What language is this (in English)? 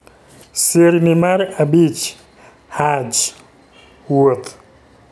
Luo (Kenya and Tanzania)